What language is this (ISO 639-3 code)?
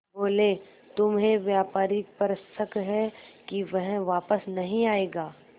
hin